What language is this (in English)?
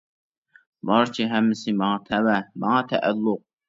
Uyghur